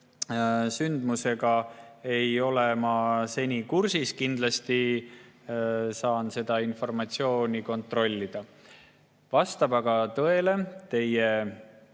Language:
Estonian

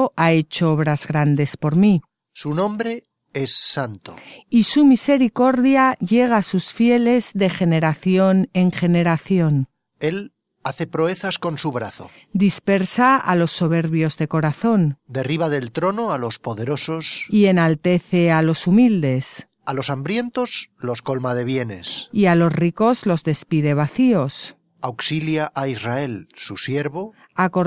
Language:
Spanish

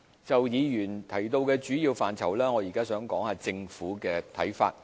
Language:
Cantonese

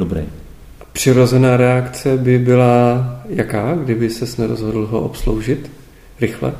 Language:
Czech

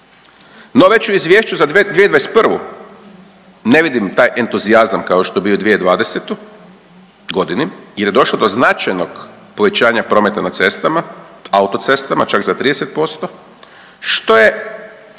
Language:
Croatian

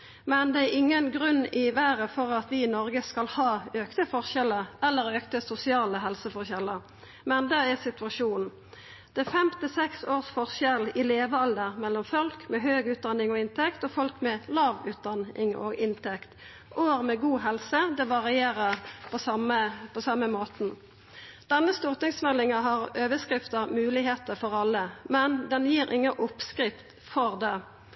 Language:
Norwegian Nynorsk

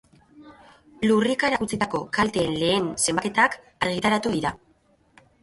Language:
Basque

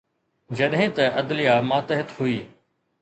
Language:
Sindhi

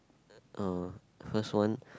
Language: English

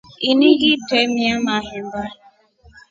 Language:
Rombo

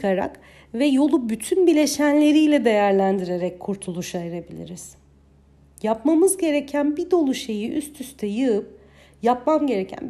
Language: Turkish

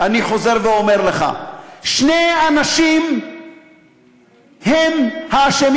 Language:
Hebrew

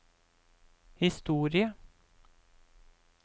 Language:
Norwegian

